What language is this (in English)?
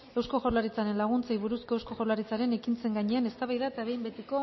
Basque